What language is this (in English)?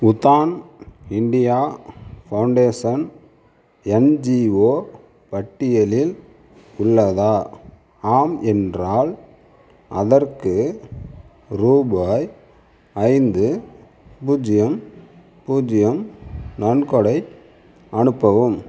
Tamil